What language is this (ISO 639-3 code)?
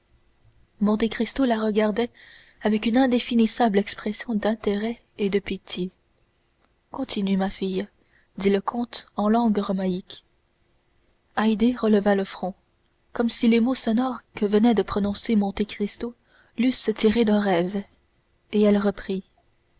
fra